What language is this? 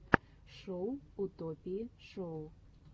Russian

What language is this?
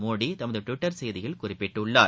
Tamil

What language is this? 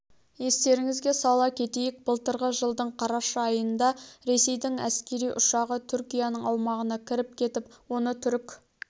Kazakh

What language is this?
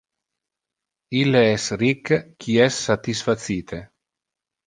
Interlingua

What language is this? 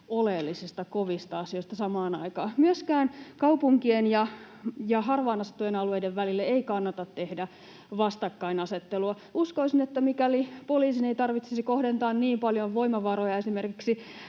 Finnish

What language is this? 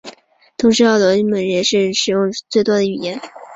Chinese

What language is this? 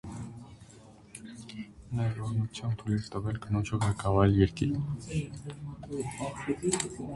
Armenian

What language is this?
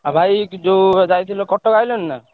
Odia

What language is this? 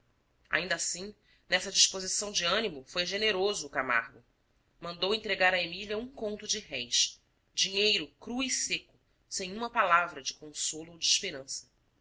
Portuguese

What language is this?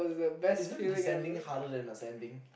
English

